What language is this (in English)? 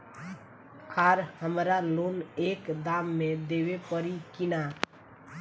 Bhojpuri